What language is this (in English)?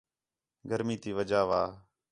Khetrani